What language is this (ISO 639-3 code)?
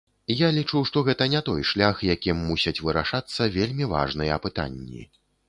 bel